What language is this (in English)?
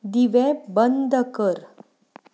Konkani